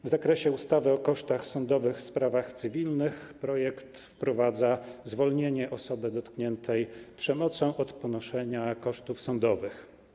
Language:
Polish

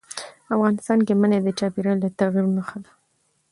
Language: Pashto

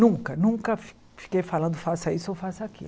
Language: Portuguese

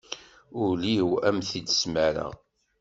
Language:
Kabyle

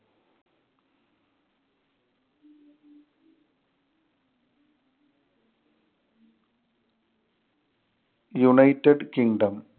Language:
Malayalam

